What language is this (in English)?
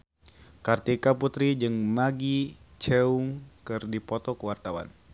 Sundanese